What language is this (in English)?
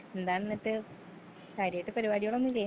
Malayalam